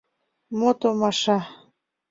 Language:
Mari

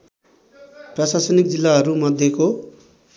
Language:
Nepali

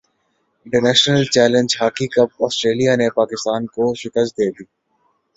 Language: Urdu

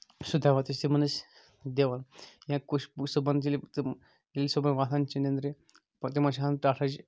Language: Kashmiri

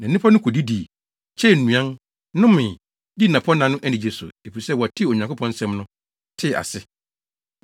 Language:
Akan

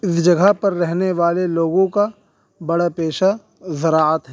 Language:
Urdu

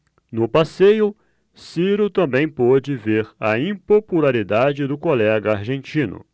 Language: Portuguese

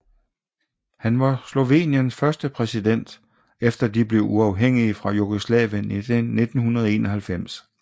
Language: Danish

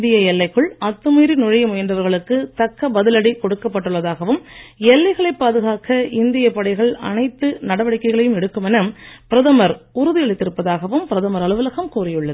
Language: Tamil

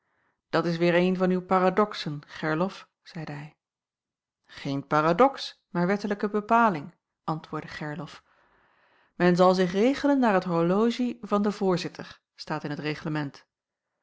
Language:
Dutch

